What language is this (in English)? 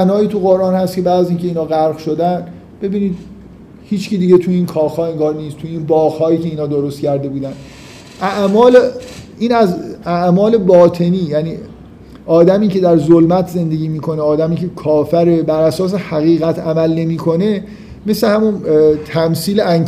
Persian